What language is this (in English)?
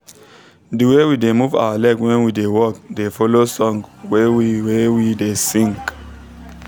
Nigerian Pidgin